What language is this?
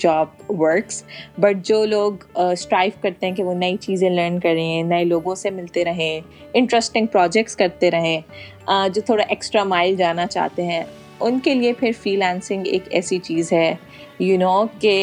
Urdu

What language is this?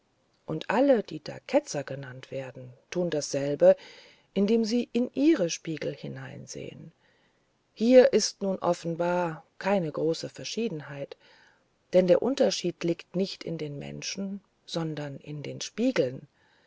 German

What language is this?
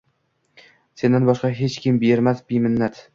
Uzbek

